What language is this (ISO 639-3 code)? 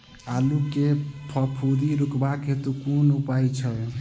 mai